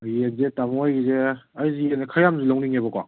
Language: Manipuri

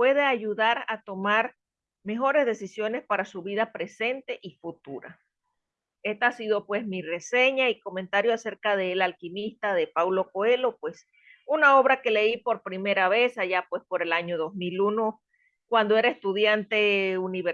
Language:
Spanish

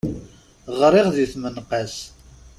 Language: Kabyle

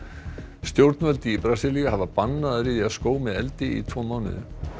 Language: Icelandic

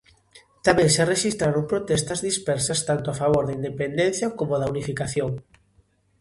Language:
Galician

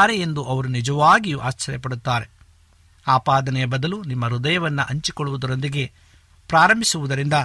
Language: Kannada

